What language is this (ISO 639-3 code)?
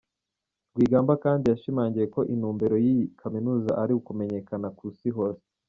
kin